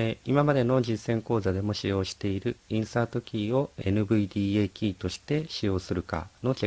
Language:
Japanese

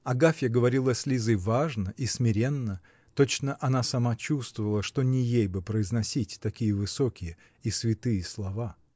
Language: Russian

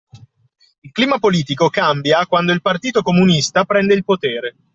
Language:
Italian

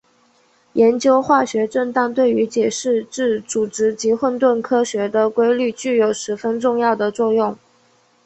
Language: Chinese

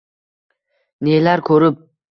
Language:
Uzbek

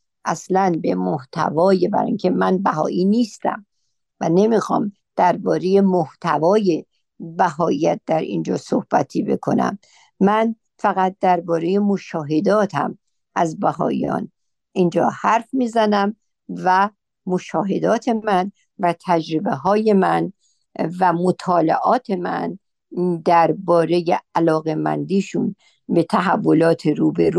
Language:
Persian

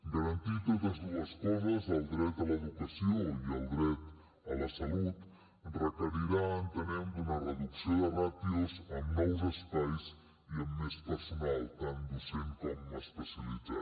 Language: Catalan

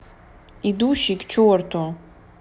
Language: Russian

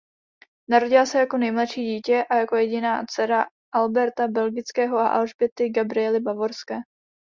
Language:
Czech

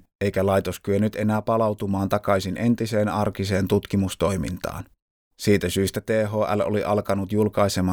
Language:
Finnish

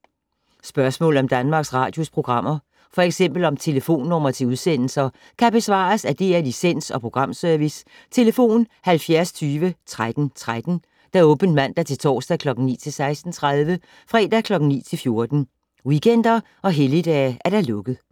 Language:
Danish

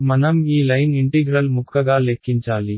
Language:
Telugu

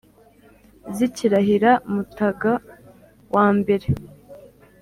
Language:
Kinyarwanda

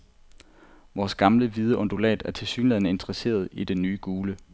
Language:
Danish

